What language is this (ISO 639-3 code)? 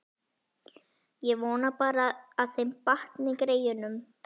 isl